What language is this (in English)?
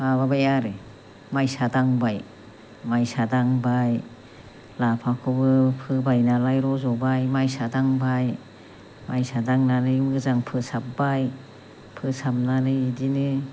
Bodo